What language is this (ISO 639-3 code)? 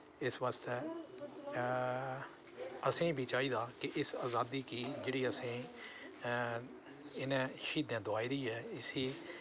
doi